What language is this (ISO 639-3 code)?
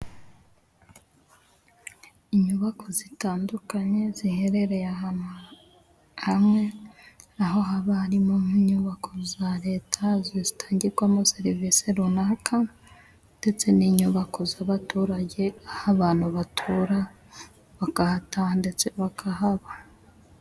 kin